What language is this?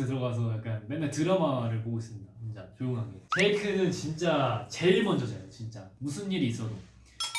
Korean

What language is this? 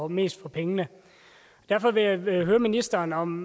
Danish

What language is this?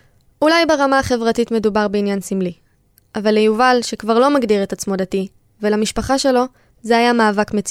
Hebrew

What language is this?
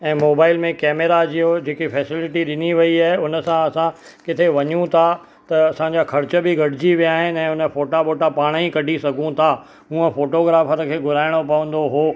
Sindhi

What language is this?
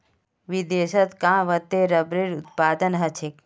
Magahi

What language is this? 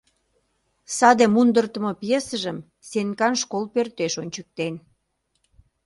Mari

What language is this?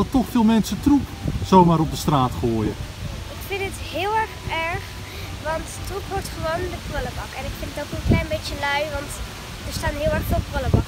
Dutch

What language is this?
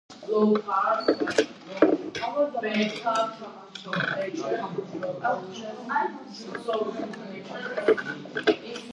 Georgian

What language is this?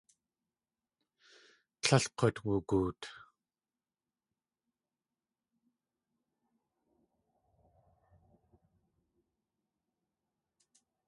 Tlingit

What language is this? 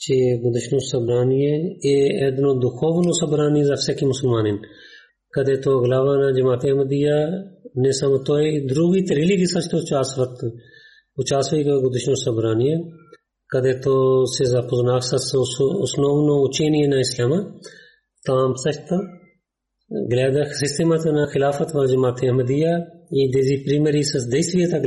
Bulgarian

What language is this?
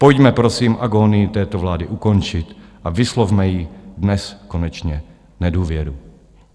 Czech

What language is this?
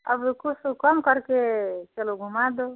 Hindi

